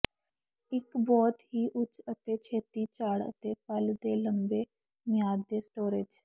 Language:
Punjabi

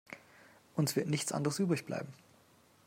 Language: German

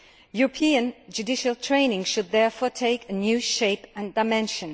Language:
English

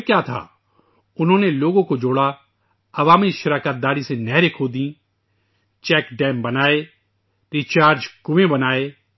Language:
Urdu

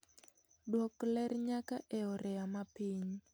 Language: Luo (Kenya and Tanzania)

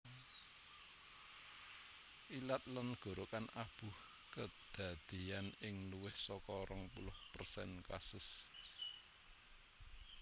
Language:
Javanese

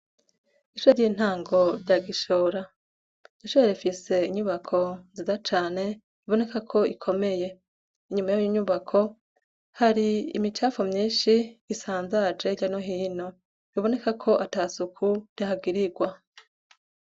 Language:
Rundi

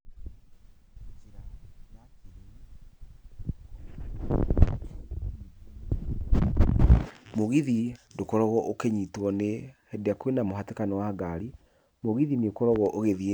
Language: Kikuyu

